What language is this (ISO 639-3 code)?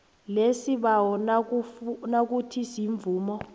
nbl